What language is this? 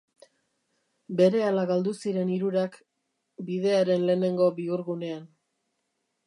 Basque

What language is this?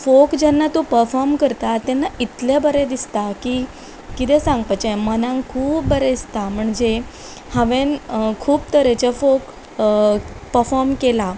Konkani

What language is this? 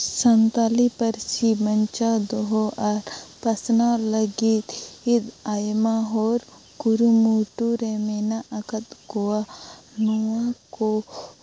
Santali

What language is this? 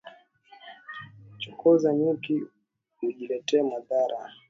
Swahili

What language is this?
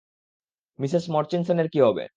Bangla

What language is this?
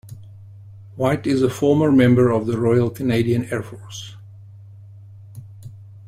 English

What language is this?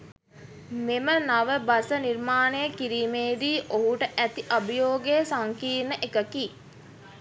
Sinhala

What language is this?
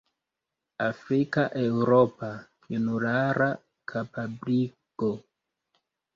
Esperanto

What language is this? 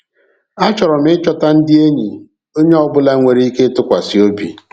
Igbo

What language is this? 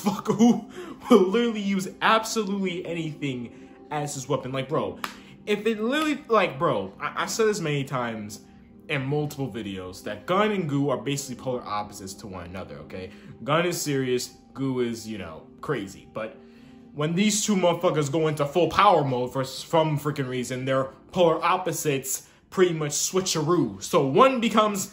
English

